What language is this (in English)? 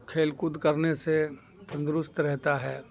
Urdu